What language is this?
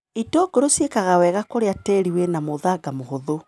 Kikuyu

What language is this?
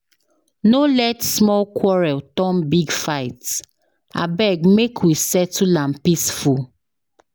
Nigerian Pidgin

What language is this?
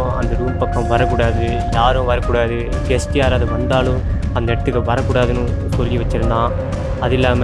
Tamil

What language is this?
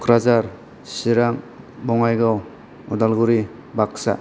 Bodo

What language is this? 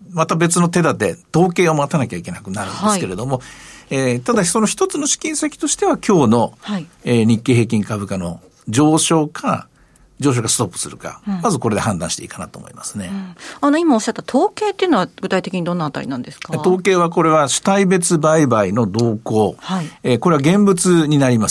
Japanese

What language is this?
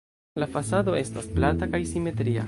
Esperanto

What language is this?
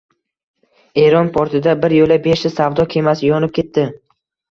Uzbek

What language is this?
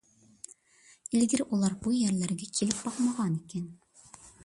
Uyghur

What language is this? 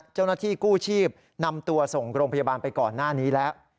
Thai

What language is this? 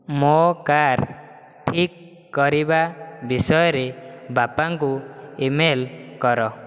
Odia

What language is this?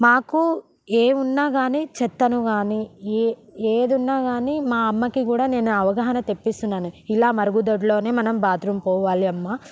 Telugu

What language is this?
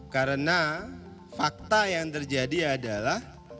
Indonesian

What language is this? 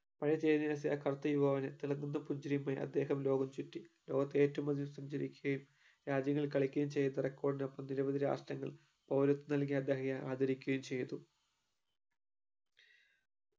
Malayalam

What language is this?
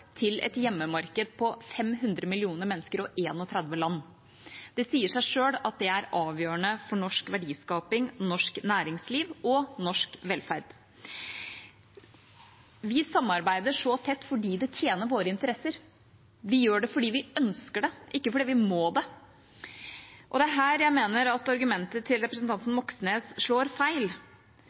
Norwegian Bokmål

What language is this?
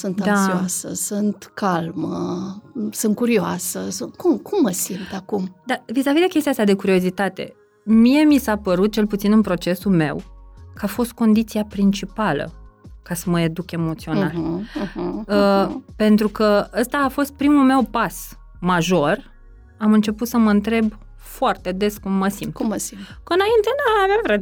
Romanian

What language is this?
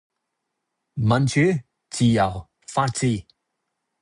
Cantonese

